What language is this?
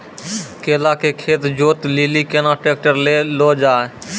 Maithili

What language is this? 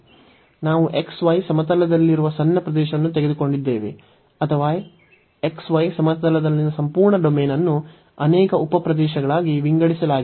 Kannada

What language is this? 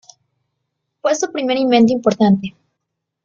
Spanish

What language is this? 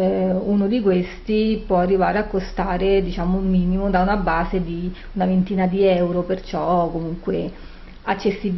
Italian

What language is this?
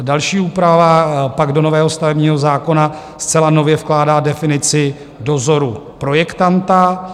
Czech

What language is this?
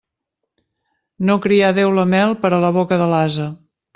Catalan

